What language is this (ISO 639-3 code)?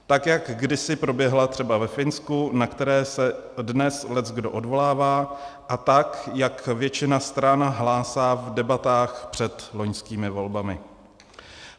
ces